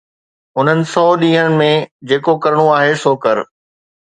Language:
Sindhi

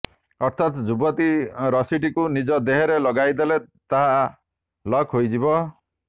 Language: Odia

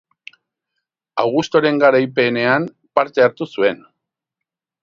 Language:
Basque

